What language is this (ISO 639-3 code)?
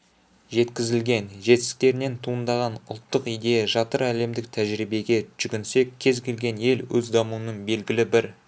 kaz